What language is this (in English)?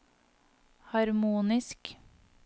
Norwegian